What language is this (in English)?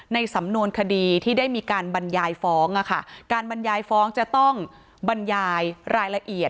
Thai